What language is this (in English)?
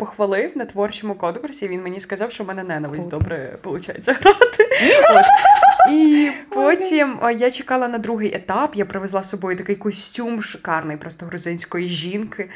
Ukrainian